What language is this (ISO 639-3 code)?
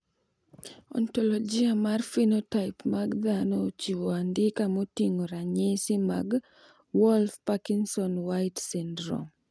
luo